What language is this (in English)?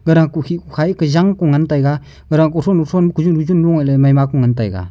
Wancho Naga